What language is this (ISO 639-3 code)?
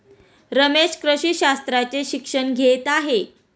mar